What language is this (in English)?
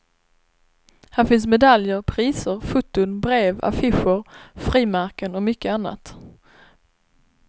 Swedish